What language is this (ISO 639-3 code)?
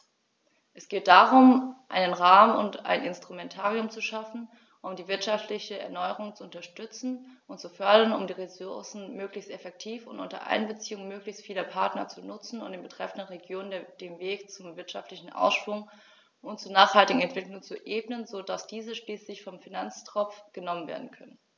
deu